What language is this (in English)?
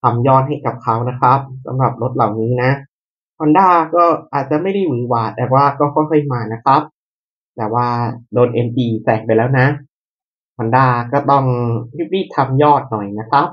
Thai